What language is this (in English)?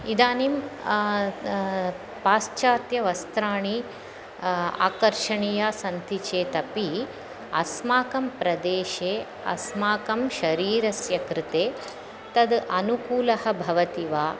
Sanskrit